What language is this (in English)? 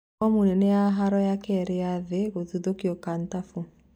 Kikuyu